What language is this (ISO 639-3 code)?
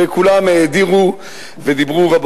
heb